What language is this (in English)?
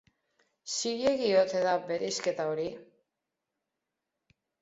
Basque